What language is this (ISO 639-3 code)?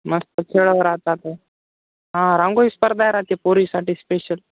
mar